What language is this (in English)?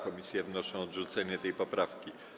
Polish